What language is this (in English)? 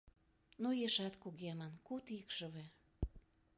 Mari